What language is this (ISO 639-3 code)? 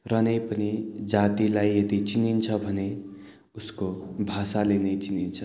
nep